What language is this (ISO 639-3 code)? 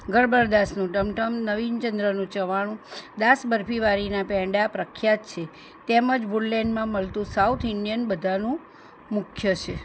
guj